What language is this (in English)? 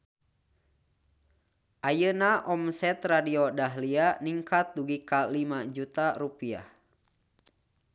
Sundanese